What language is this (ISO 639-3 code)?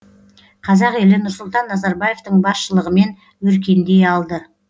kaz